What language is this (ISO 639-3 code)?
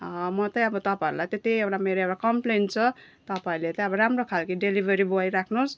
nep